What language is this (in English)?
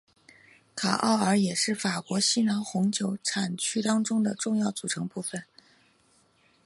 Chinese